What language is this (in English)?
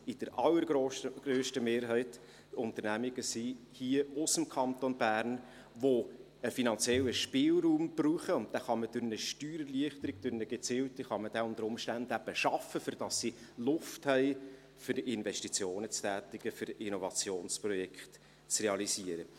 Swiss German